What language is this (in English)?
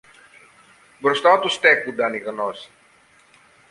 Greek